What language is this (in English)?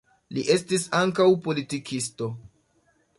Esperanto